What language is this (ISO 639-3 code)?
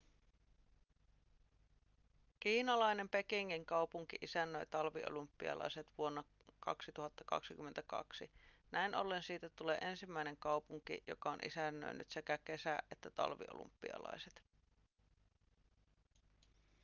fin